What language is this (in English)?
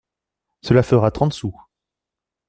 French